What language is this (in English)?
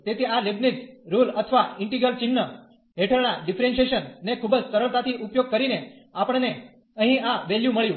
Gujarati